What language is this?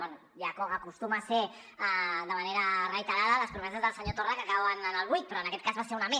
Catalan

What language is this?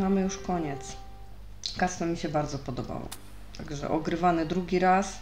Polish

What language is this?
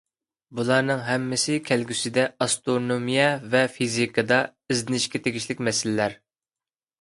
Uyghur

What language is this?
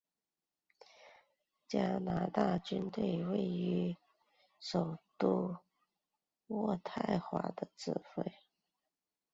Chinese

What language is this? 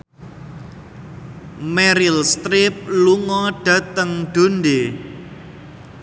Javanese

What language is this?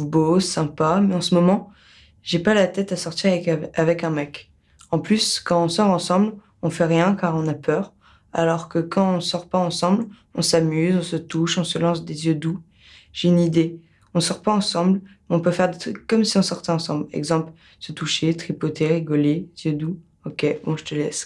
French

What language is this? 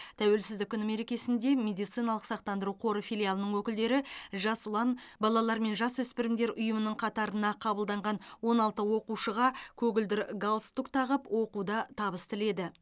Kazakh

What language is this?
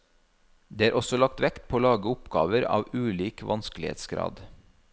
Norwegian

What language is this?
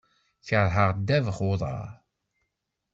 Kabyle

